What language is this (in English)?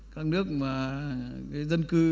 Vietnamese